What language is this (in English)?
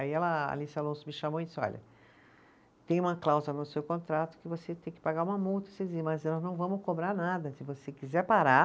Portuguese